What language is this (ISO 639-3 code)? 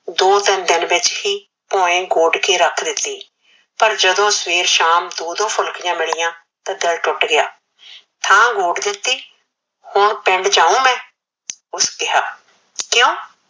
pan